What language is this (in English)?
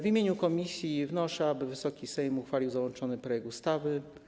Polish